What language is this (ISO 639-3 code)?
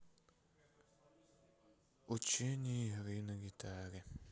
rus